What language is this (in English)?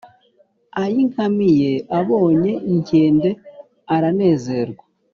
Kinyarwanda